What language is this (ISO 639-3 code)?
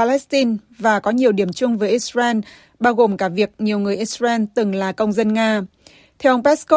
vie